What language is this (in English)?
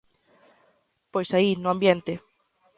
Galician